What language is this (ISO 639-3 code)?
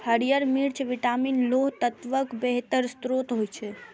mai